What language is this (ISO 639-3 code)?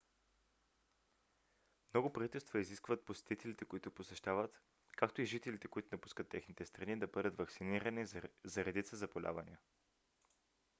bul